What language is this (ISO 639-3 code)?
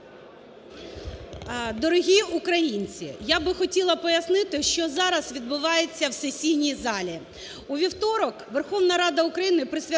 ukr